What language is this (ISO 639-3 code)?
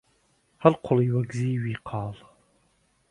ckb